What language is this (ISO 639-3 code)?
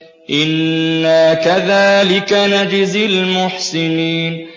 ara